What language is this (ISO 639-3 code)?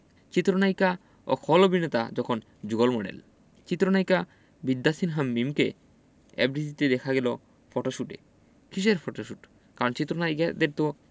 ben